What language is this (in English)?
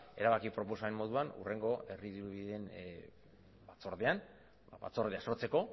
Basque